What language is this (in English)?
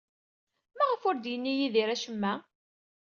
Kabyle